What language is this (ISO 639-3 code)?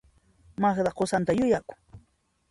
qxp